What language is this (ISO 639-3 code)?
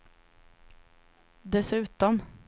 swe